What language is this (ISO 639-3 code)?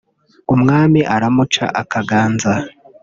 kin